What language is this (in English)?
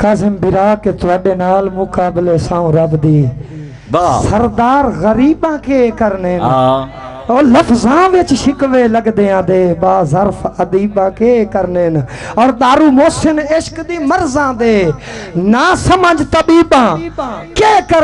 Punjabi